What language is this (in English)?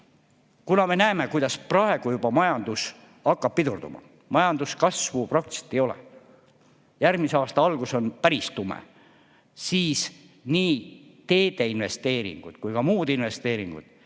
Estonian